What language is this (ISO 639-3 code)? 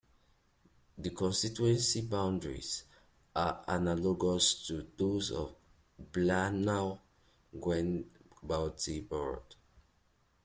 eng